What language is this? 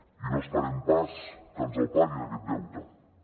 Catalan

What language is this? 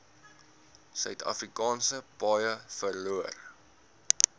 Afrikaans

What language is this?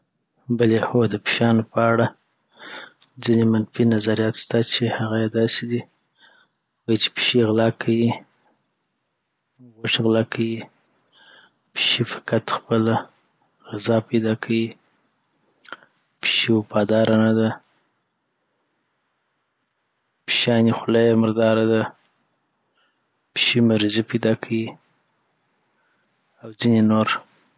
Southern Pashto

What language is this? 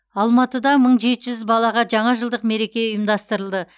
Kazakh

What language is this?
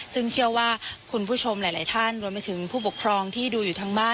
Thai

